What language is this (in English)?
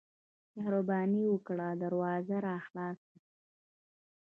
Pashto